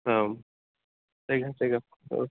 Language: Bodo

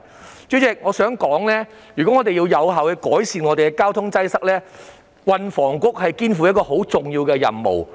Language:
Cantonese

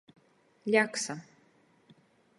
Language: Latgalian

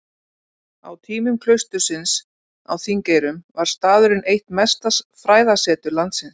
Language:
Icelandic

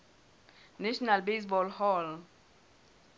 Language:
Southern Sotho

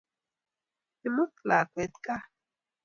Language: Kalenjin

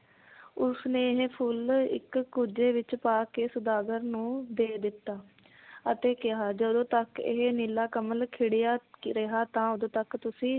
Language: Punjabi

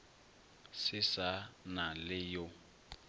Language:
Northern Sotho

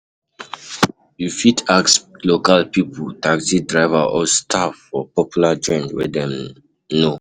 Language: Nigerian Pidgin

